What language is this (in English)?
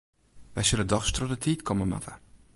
Western Frisian